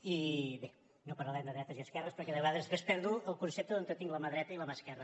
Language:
Catalan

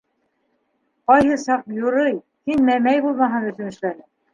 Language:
Bashkir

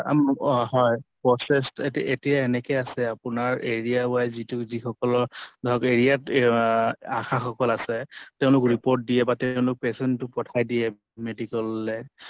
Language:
Assamese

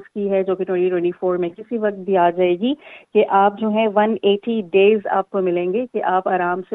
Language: Urdu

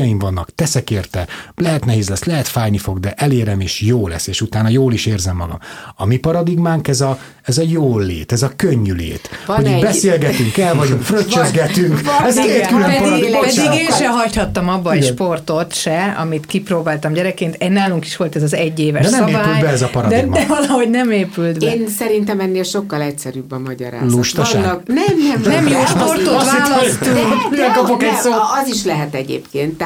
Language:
Hungarian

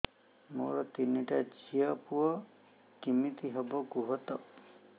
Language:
Odia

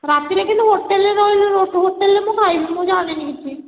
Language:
Odia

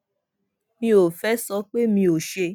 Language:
Yoruba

